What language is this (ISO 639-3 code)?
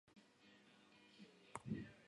kat